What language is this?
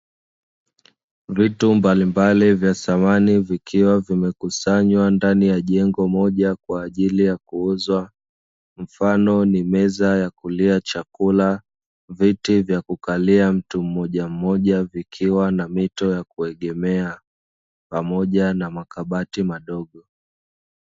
Swahili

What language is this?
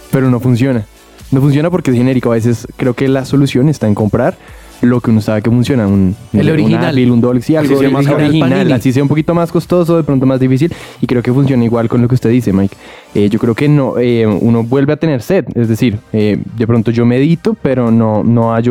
Spanish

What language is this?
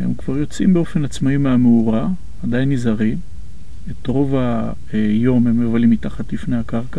Hebrew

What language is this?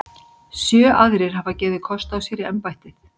Icelandic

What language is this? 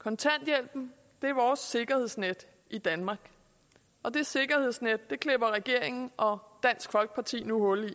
Danish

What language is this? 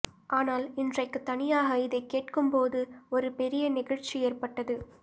Tamil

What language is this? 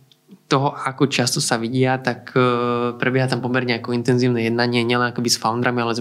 Slovak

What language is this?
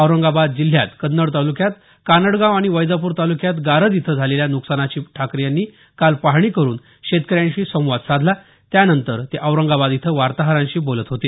Marathi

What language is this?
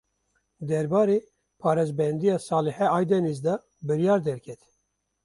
Kurdish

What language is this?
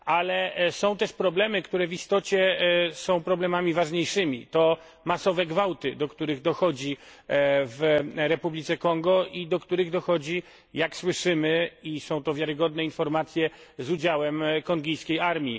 Polish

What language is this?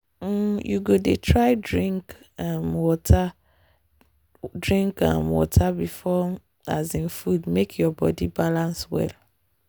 Nigerian Pidgin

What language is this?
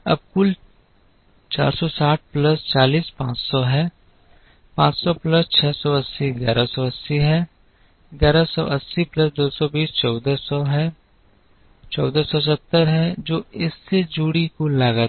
Hindi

